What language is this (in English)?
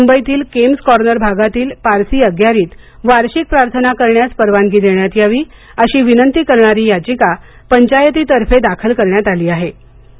Marathi